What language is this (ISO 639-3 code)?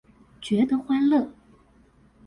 zho